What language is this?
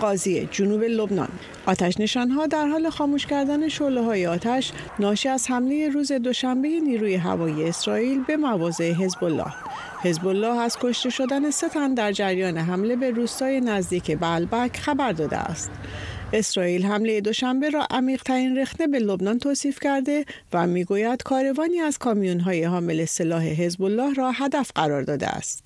Persian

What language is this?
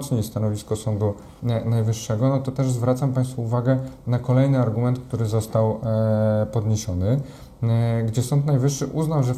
Polish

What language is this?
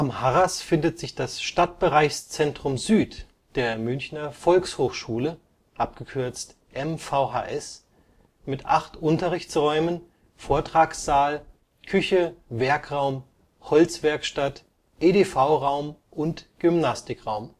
German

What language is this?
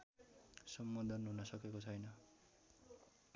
Nepali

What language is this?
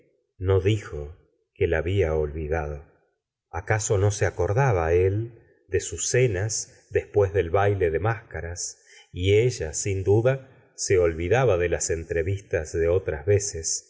Spanish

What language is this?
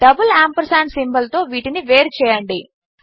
Telugu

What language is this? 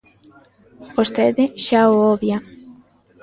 Galician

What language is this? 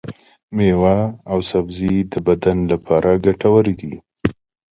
Pashto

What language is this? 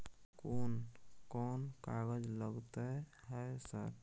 Maithili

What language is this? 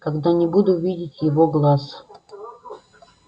Russian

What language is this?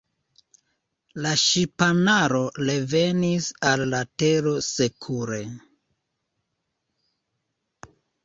Esperanto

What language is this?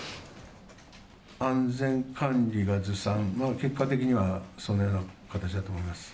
Japanese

